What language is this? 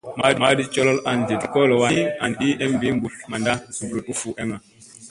Musey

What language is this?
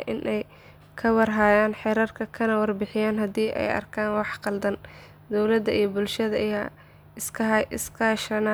Somali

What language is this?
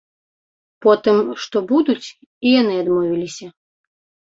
Belarusian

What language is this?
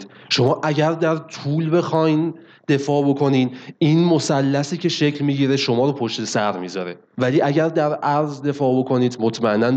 Persian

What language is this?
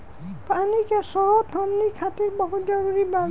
Bhojpuri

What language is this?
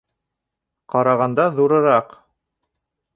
Bashkir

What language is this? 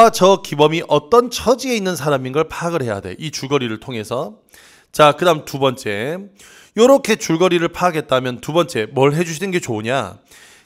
Korean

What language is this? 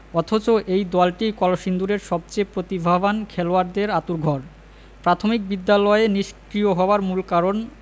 Bangla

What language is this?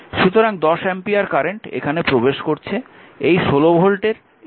Bangla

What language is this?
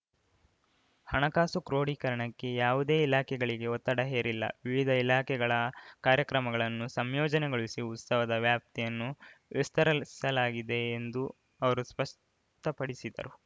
Kannada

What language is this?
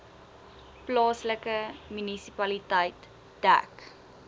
Afrikaans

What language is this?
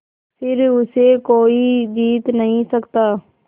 Hindi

